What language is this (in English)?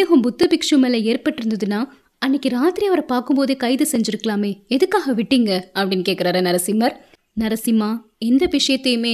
Tamil